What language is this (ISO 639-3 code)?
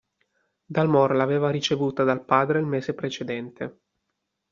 ita